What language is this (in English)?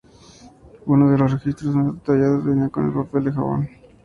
Spanish